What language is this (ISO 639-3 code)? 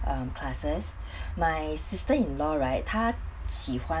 eng